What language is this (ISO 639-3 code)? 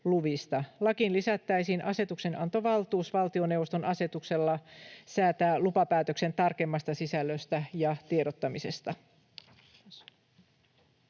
fin